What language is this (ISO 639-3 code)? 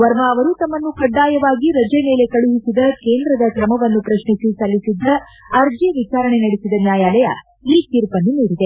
kan